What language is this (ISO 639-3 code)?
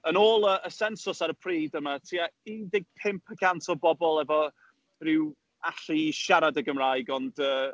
cym